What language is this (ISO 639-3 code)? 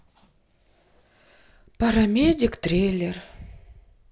rus